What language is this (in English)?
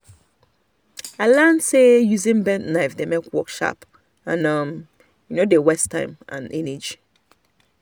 Nigerian Pidgin